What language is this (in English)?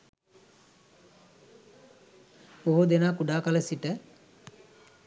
Sinhala